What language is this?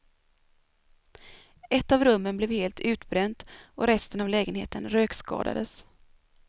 Swedish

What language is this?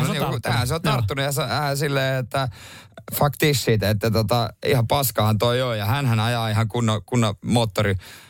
Finnish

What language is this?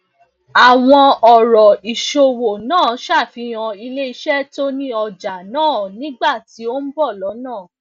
Yoruba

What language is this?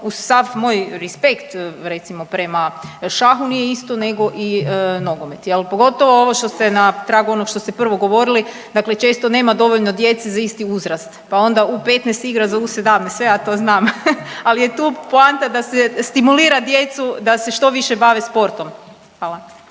Croatian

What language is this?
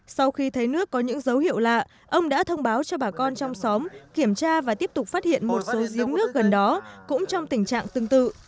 Vietnamese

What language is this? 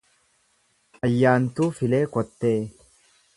Oromo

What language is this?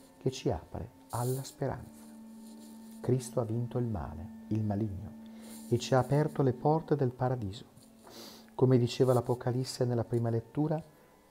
Italian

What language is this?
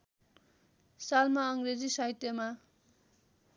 Nepali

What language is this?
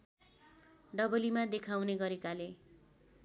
Nepali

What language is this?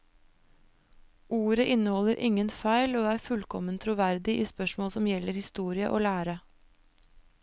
Norwegian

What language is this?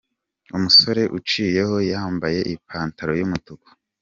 Kinyarwanda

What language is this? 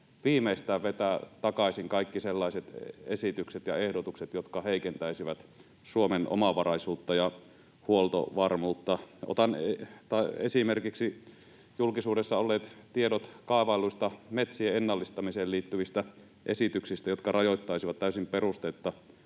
Finnish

